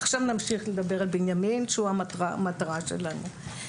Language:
Hebrew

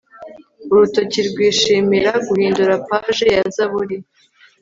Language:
Kinyarwanda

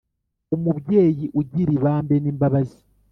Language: Kinyarwanda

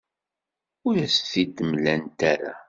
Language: Kabyle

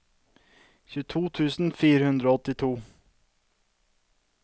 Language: Norwegian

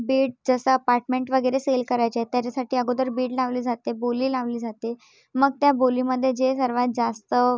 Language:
Marathi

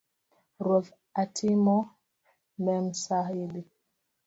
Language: Luo (Kenya and Tanzania)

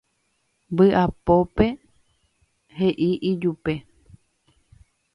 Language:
Guarani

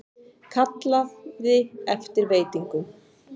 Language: Icelandic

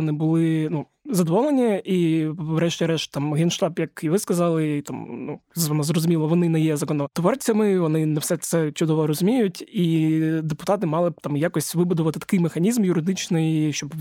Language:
Ukrainian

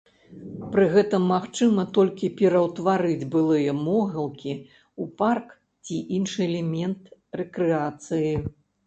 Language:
Belarusian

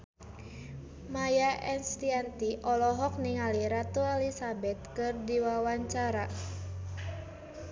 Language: Sundanese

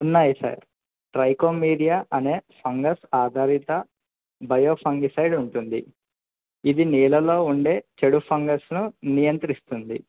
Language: Telugu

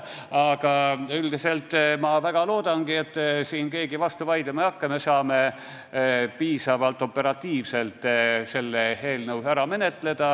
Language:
Estonian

